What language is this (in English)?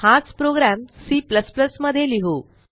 Marathi